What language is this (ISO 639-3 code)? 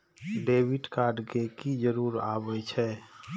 mai